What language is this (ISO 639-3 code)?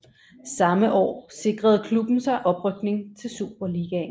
dan